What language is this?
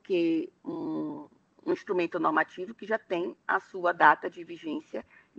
Portuguese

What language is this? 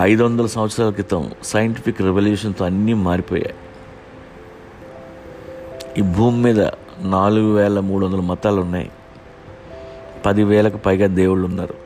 Telugu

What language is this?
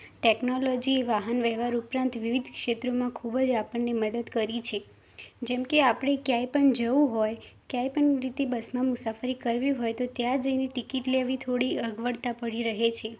Gujarati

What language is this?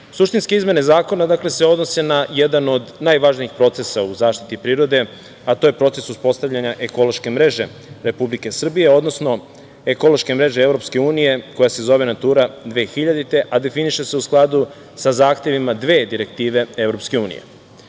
Serbian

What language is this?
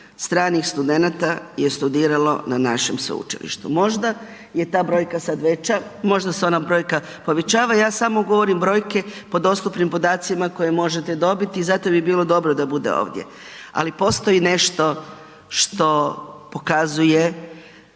Croatian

